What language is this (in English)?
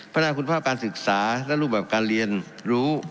Thai